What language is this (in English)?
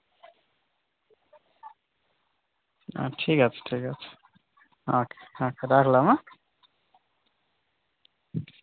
Bangla